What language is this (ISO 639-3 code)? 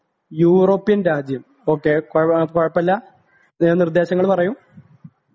mal